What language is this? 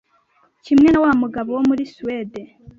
Kinyarwanda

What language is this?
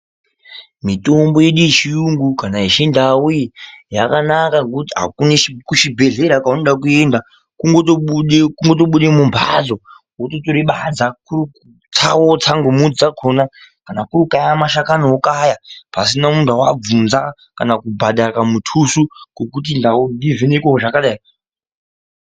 Ndau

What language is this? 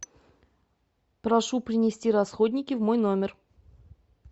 Russian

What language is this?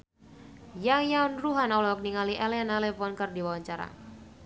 Sundanese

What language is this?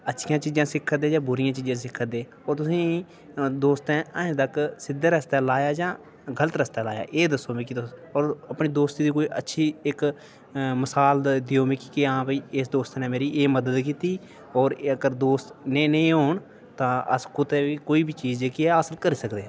Dogri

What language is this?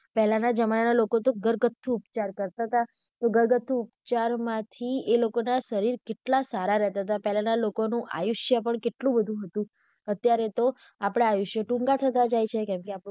Gujarati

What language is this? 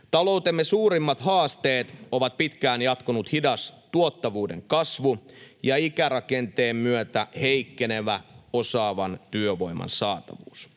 Finnish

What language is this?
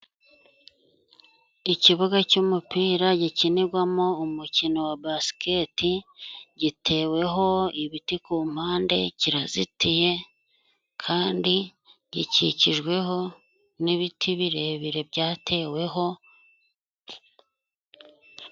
Kinyarwanda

